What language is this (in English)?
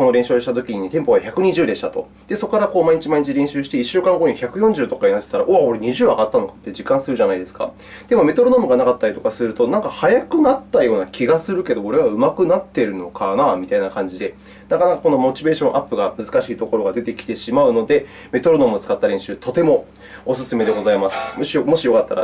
Japanese